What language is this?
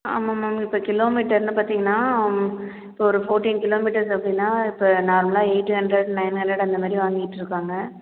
Tamil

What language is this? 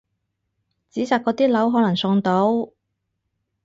Cantonese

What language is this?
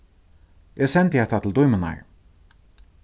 Faroese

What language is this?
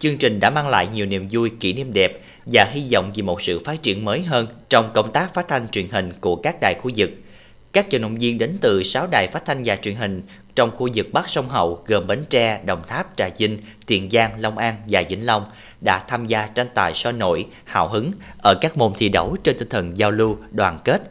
Vietnamese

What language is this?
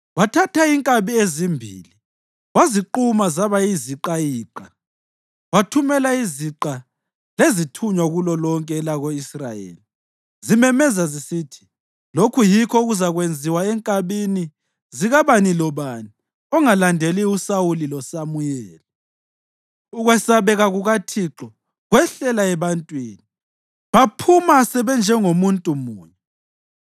North Ndebele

